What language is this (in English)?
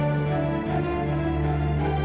Indonesian